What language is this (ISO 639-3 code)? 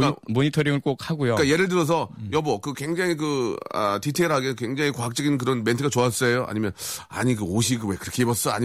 kor